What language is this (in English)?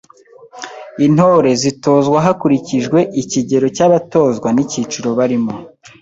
Kinyarwanda